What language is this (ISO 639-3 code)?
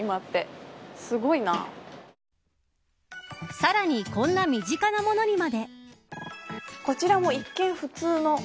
jpn